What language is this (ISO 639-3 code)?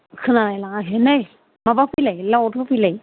brx